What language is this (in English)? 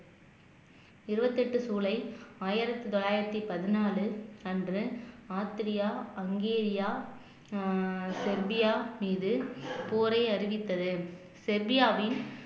Tamil